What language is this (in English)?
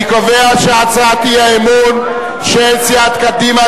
Hebrew